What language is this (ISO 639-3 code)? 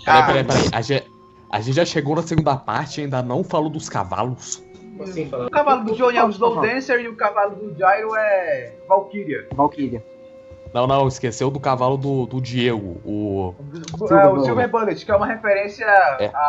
por